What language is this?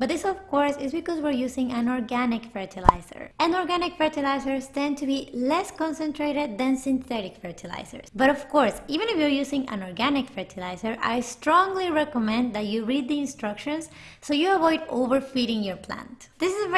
English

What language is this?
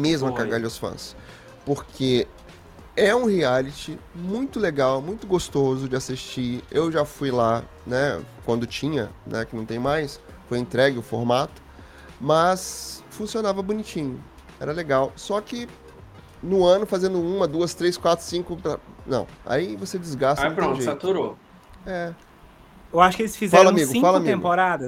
Portuguese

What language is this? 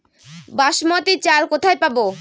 Bangla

